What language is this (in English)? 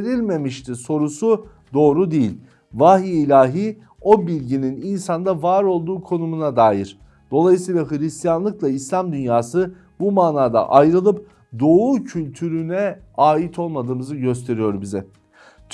Turkish